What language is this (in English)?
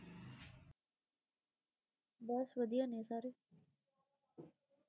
Punjabi